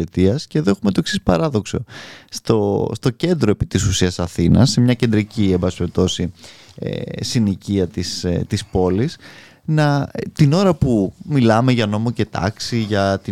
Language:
Greek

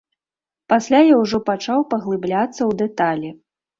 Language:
Belarusian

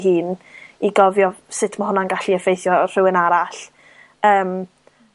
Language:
Welsh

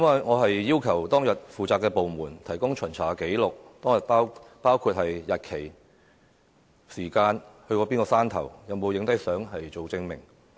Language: Cantonese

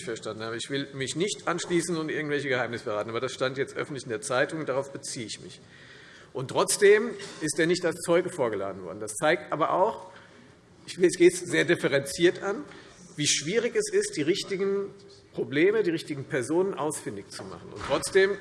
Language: German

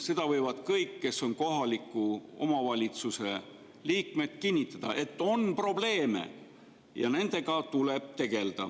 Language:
Estonian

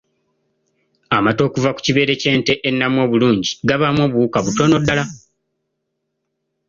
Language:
Ganda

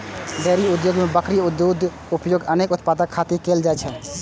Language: Maithili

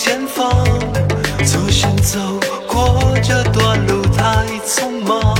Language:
Chinese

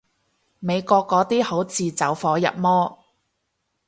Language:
Cantonese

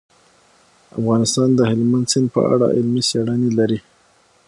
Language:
Pashto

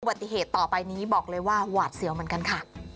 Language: Thai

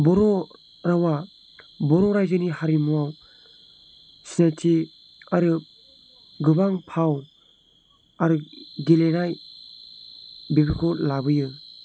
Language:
Bodo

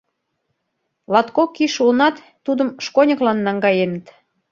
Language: Mari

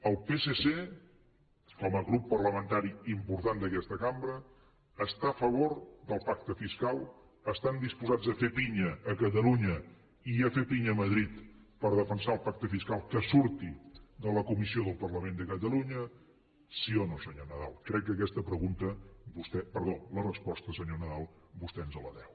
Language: Catalan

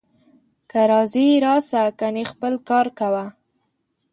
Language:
Pashto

